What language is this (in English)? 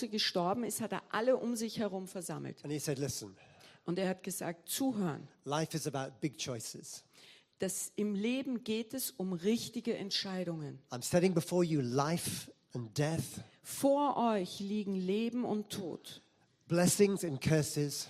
German